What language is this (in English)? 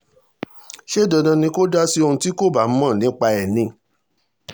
Yoruba